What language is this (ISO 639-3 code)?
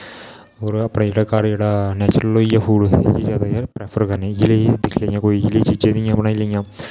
doi